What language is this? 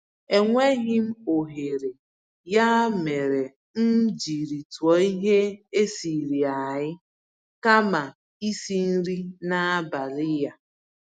Igbo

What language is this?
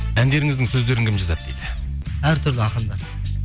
Kazakh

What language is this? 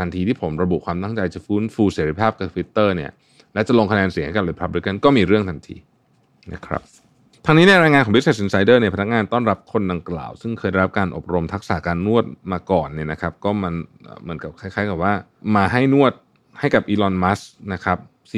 Thai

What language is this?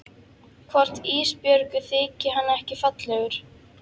Icelandic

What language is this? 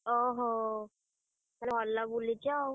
Odia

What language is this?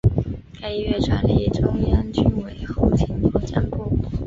Chinese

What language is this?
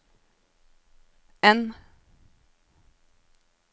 Norwegian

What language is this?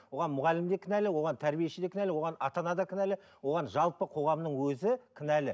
Kazakh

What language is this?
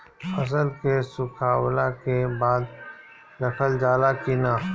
Bhojpuri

